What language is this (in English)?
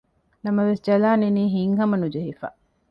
Divehi